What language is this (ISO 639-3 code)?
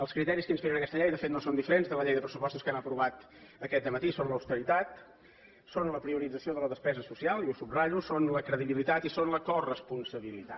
cat